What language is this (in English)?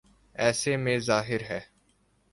Urdu